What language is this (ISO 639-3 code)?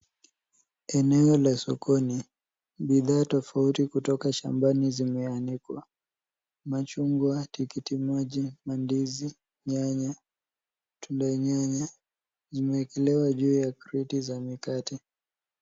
swa